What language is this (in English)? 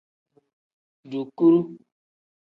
Tem